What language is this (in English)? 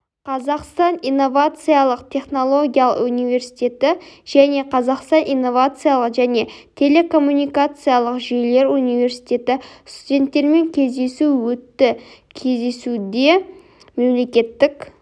Kazakh